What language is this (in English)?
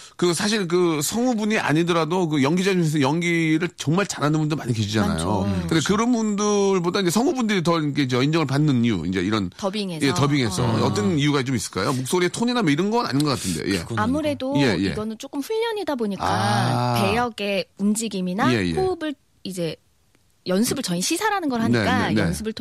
Korean